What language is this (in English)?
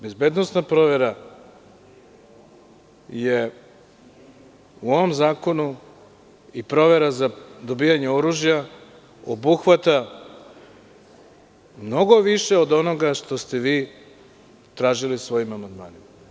Serbian